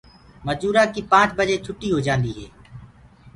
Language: Gurgula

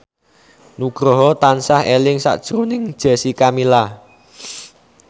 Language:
Javanese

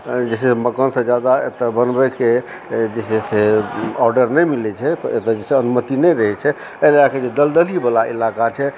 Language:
Maithili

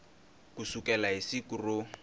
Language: Tsonga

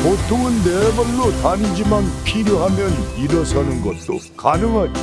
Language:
Korean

